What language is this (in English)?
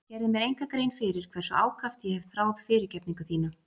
Icelandic